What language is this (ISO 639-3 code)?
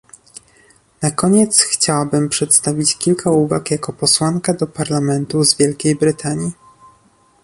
pol